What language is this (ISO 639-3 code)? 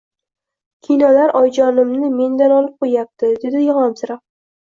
uzb